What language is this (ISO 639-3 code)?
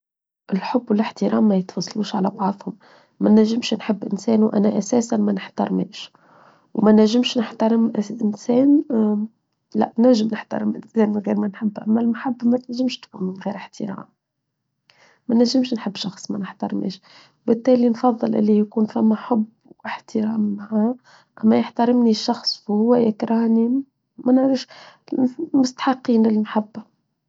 aeb